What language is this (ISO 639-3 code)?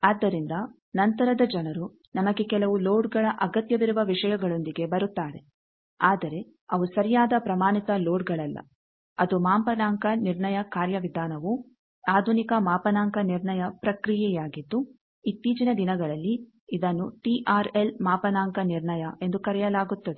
kan